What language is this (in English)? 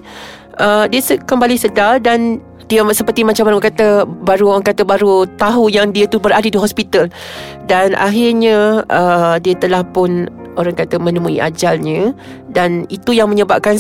Malay